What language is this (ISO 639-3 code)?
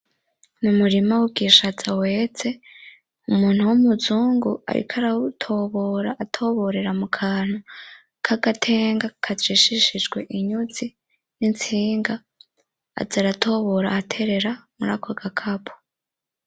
run